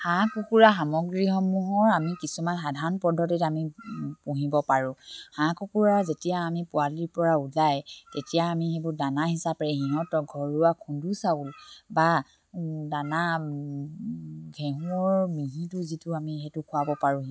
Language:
Assamese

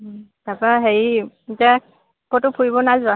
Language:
Assamese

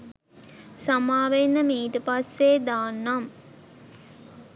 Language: Sinhala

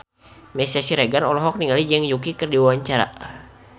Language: Sundanese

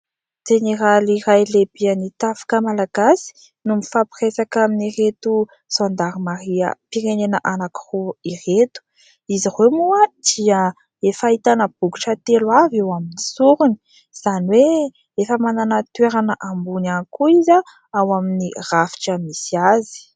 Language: Malagasy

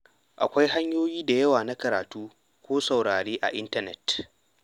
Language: Hausa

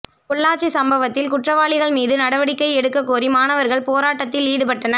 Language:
Tamil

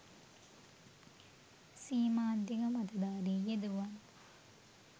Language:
Sinhala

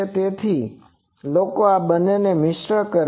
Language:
Gujarati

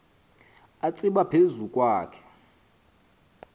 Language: Xhosa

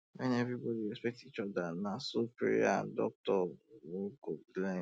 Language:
Nigerian Pidgin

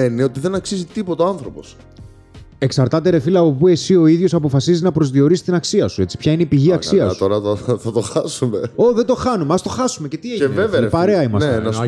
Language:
Greek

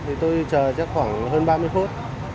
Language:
Vietnamese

